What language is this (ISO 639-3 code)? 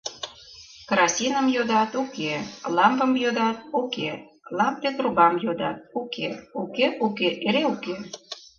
chm